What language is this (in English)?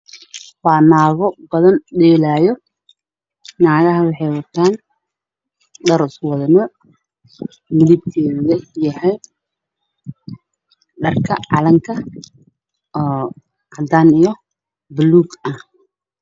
Somali